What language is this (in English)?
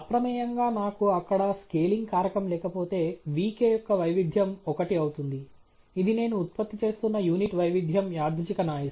Telugu